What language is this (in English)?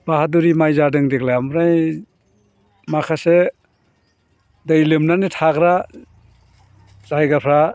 Bodo